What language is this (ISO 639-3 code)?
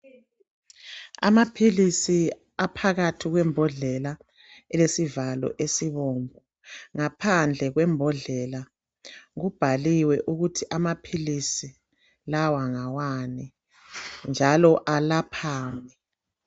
nde